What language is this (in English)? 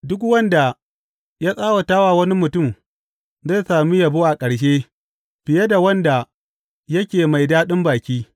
Hausa